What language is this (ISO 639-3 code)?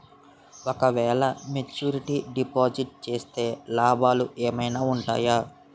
tel